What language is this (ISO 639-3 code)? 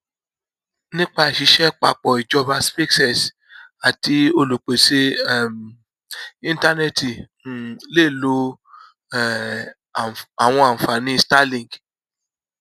yor